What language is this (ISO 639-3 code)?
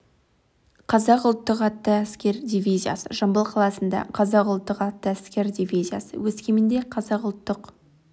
kaz